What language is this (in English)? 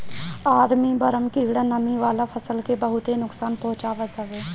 Bhojpuri